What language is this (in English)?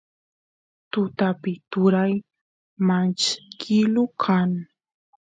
Santiago del Estero Quichua